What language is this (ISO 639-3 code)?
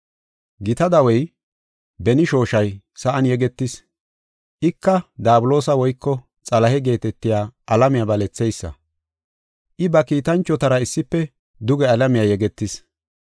gof